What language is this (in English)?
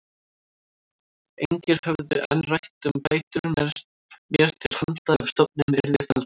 Icelandic